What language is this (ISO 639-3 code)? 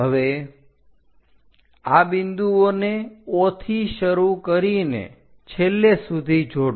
guj